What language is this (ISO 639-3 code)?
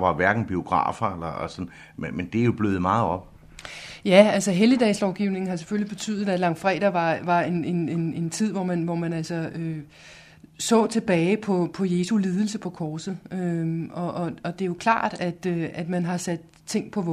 dan